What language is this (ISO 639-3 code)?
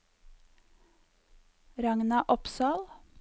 nor